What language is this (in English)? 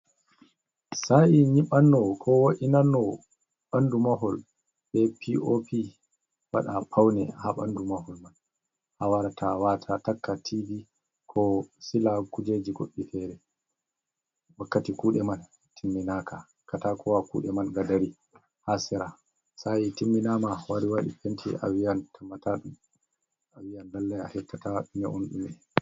Fula